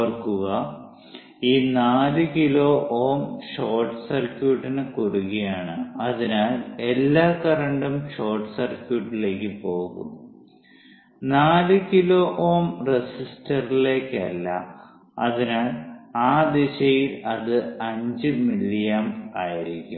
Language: Malayalam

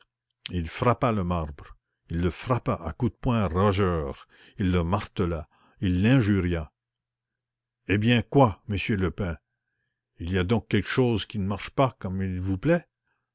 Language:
French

